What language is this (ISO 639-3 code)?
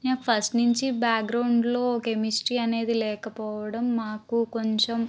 tel